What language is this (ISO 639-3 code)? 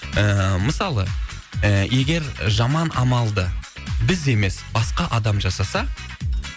kaz